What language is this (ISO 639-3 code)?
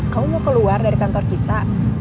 ind